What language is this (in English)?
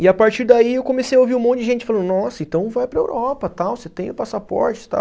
Portuguese